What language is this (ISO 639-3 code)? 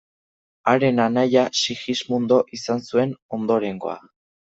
eus